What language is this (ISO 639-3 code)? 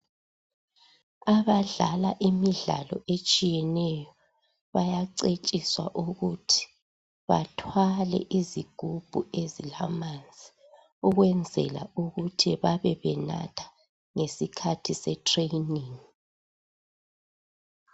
nde